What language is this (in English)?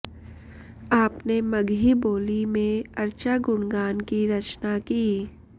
Sanskrit